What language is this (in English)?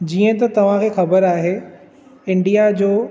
Sindhi